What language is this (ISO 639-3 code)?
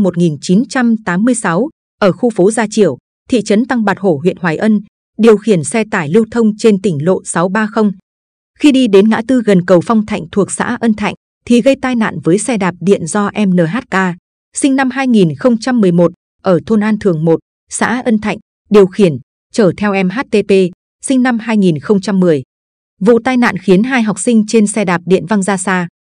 vie